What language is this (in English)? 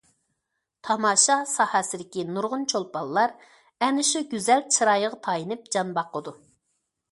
Uyghur